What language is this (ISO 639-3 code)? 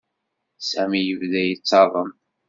kab